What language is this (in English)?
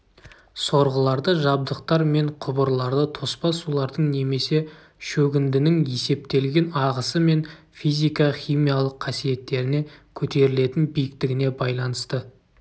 Kazakh